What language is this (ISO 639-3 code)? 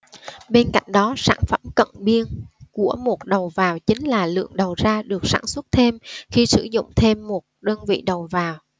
vie